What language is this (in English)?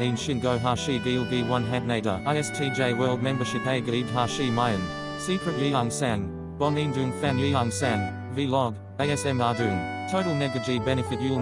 Korean